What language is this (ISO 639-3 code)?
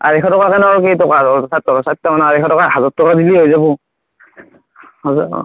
asm